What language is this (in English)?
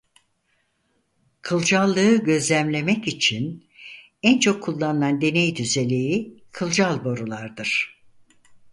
Turkish